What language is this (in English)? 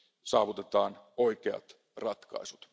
Finnish